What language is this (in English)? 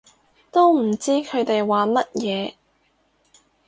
Cantonese